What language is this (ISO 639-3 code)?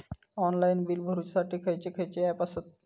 mar